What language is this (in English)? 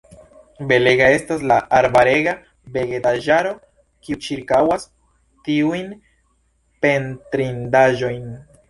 Esperanto